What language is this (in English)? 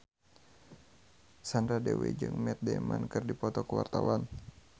Sundanese